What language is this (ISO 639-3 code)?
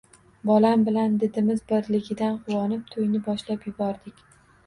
uzb